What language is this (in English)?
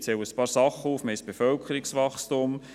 Swiss German